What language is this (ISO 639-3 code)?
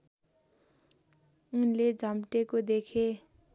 nep